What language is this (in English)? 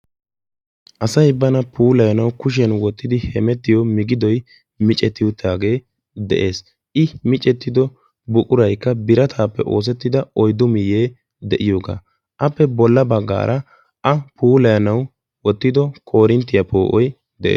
Wolaytta